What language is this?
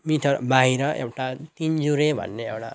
Nepali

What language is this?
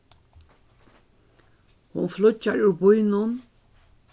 Faroese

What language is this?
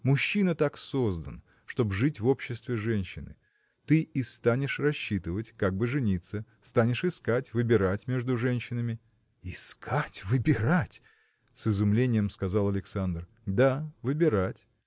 Russian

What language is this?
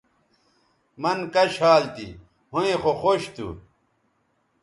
Bateri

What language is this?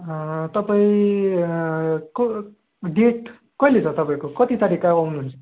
Nepali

